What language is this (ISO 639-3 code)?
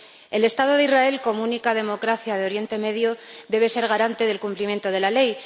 spa